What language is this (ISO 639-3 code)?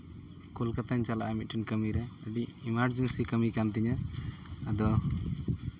sat